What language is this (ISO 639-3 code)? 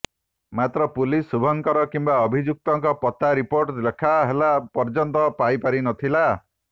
ori